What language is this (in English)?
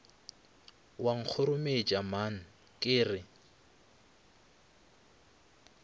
Northern Sotho